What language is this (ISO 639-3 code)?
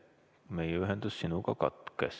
est